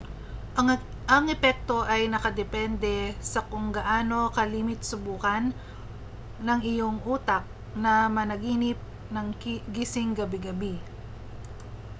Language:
Filipino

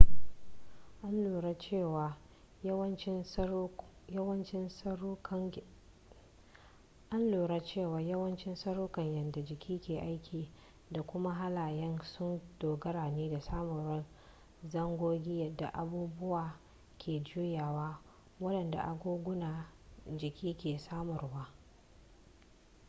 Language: Hausa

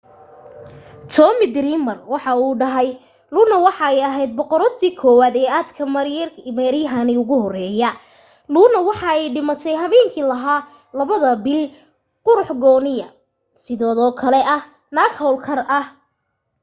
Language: Somali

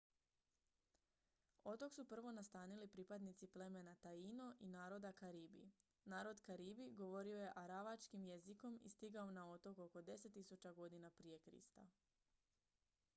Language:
Croatian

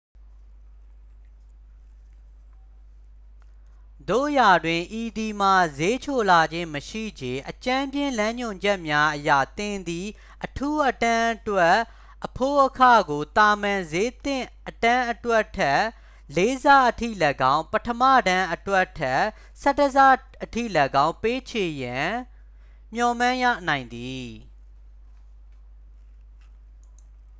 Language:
Burmese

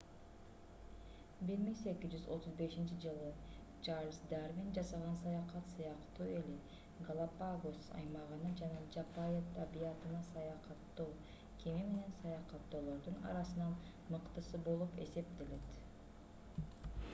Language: Kyrgyz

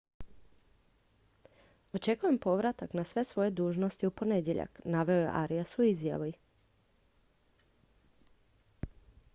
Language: Croatian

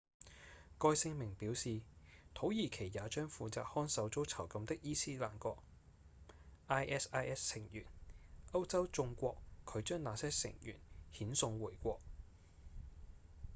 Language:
Cantonese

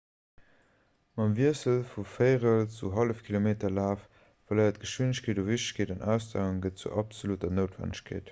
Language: Luxembourgish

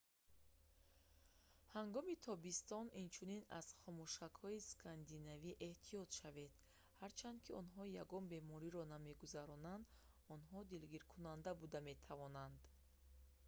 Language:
Tajik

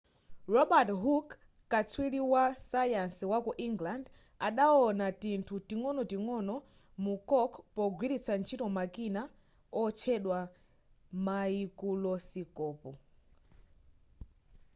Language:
Nyanja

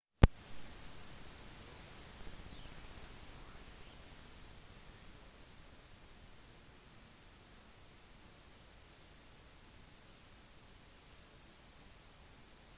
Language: Norwegian Bokmål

